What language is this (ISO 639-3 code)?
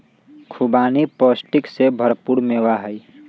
mag